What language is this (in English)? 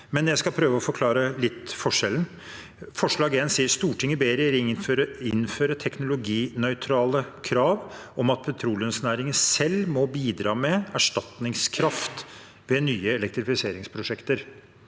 Norwegian